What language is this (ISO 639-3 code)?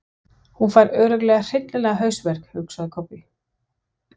isl